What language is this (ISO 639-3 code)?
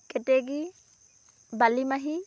asm